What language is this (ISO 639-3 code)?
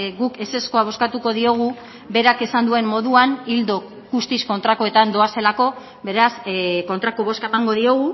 eus